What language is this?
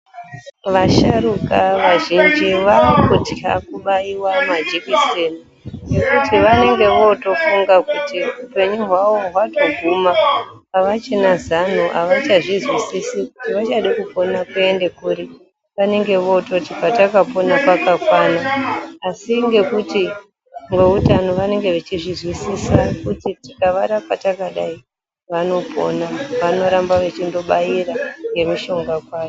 Ndau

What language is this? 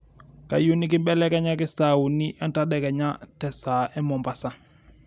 Masai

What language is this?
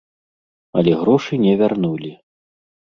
Belarusian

